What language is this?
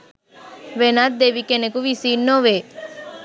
Sinhala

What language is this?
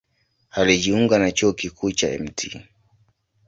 Swahili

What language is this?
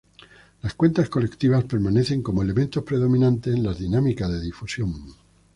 Spanish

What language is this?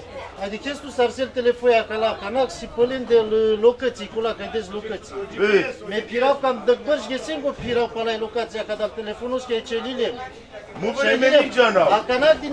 Romanian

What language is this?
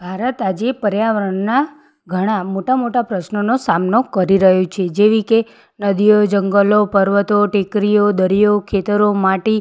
Gujarati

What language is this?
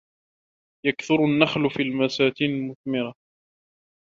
Arabic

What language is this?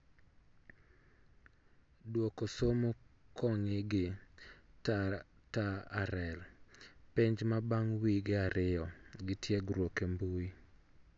Luo (Kenya and Tanzania)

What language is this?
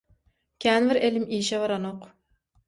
Turkmen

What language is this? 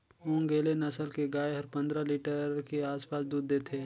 Chhattisgarhi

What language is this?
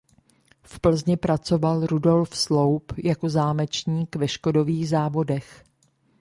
Czech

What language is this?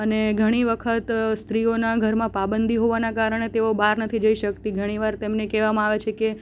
Gujarati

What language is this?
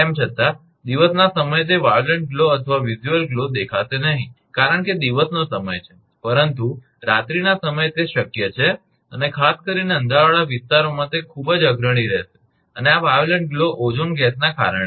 Gujarati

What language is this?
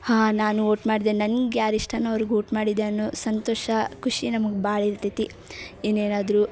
Kannada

